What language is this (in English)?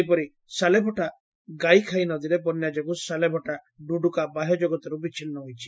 Odia